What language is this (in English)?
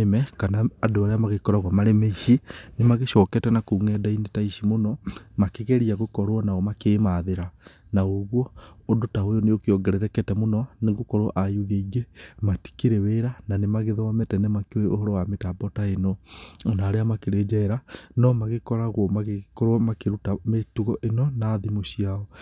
Kikuyu